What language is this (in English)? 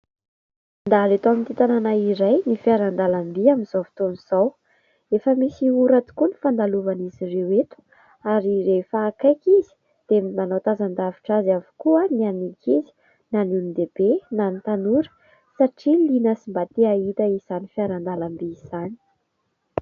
Malagasy